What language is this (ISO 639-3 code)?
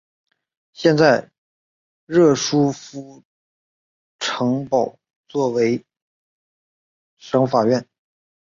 zho